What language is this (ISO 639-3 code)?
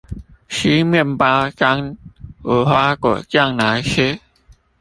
zho